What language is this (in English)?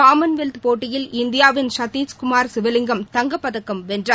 Tamil